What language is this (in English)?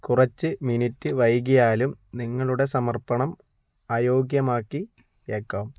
Malayalam